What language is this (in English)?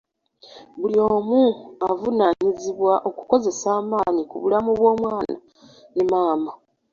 Ganda